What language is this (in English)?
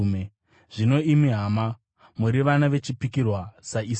Shona